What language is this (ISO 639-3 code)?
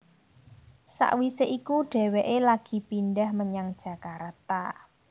jav